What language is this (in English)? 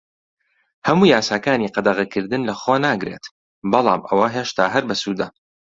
Central Kurdish